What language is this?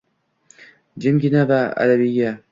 Uzbek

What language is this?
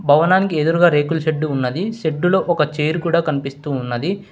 Telugu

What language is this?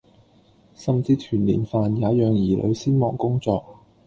Cantonese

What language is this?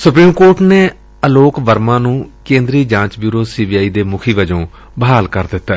Punjabi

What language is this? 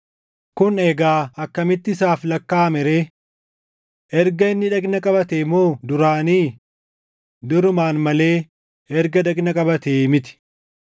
Oromo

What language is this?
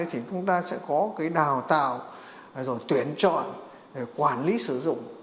Vietnamese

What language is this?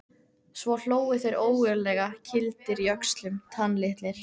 Icelandic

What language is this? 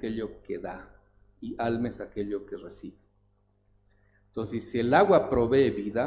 Spanish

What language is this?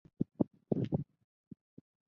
Chinese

